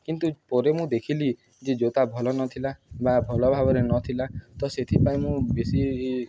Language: Odia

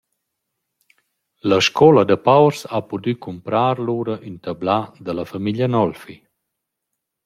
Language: Romansh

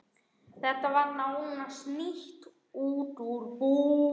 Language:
Icelandic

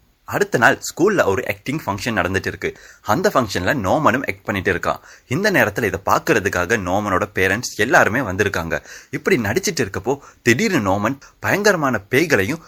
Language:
Tamil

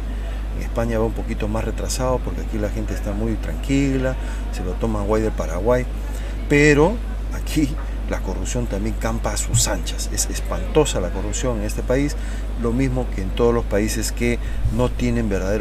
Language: Spanish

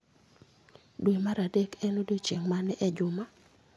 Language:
Luo (Kenya and Tanzania)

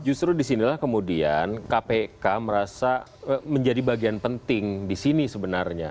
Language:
Indonesian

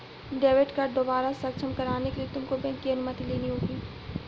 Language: Hindi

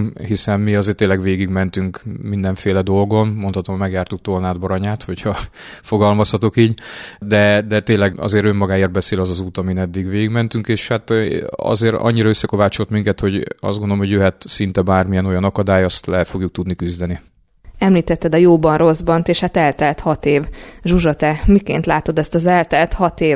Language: Hungarian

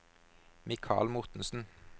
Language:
Norwegian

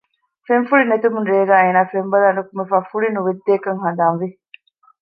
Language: Divehi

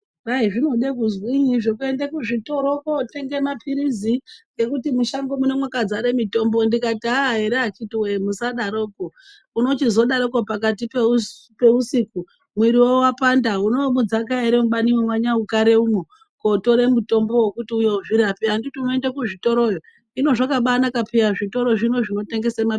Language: Ndau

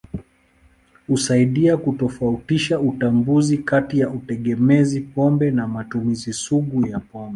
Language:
Swahili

